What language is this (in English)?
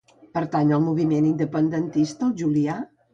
Catalan